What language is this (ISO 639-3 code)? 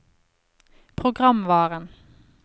nor